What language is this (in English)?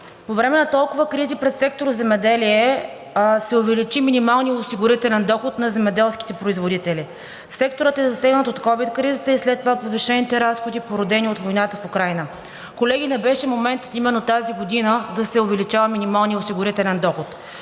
Bulgarian